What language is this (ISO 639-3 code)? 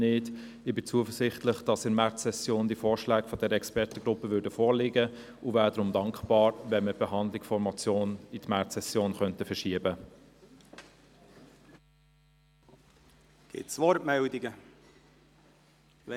gsw